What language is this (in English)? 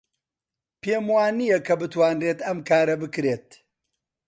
Central Kurdish